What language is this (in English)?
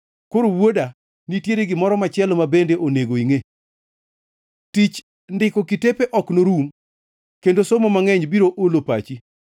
Luo (Kenya and Tanzania)